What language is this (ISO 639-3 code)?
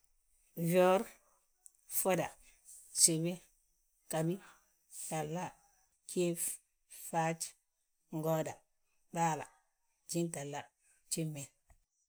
bjt